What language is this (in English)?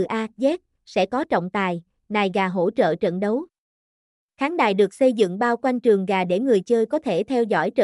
Vietnamese